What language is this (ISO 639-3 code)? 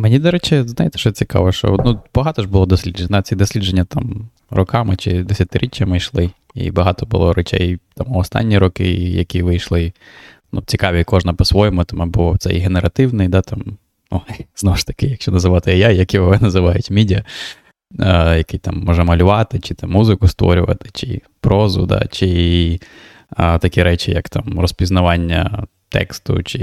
ukr